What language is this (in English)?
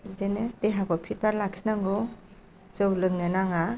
Bodo